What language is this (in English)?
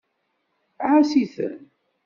Kabyle